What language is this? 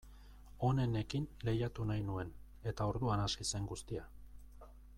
Basque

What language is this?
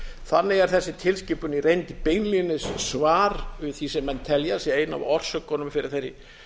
Icelandic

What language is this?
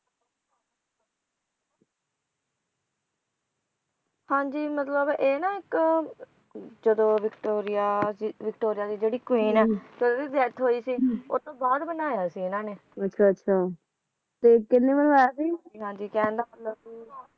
Punjabi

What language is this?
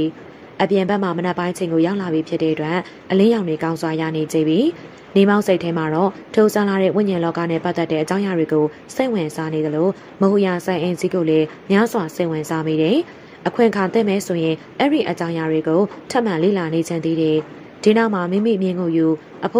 Thai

